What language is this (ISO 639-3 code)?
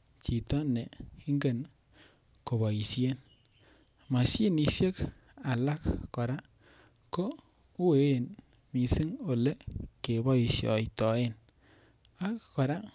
kln